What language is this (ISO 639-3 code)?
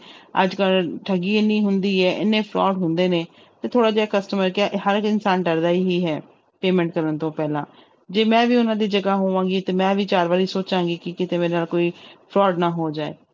pan